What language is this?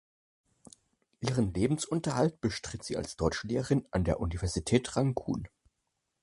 German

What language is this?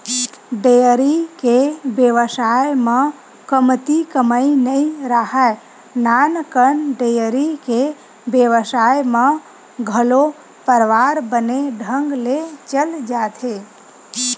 Chhattisgarhi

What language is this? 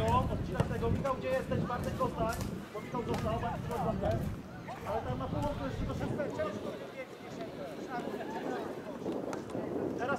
Polish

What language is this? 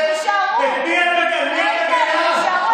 Hebrew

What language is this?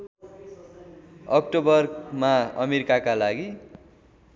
Nepali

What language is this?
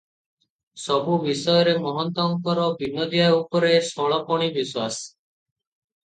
Odia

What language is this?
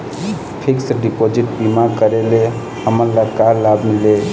Chhattisgarhi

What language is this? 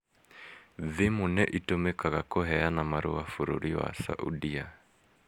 Kikuyu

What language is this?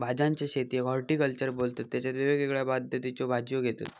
Marathi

